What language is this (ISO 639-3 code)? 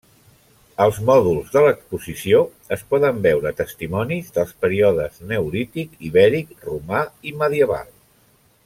cat